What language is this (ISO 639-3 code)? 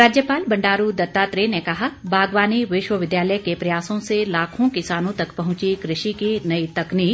hin